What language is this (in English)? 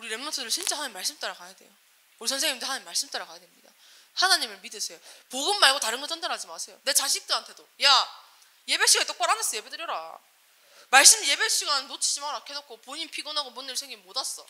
Korean